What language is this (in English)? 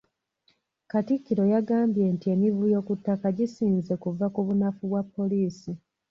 Ganda